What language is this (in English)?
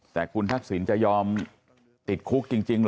Thai